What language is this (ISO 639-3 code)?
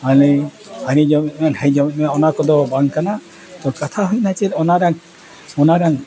sat